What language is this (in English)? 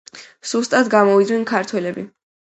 Georgian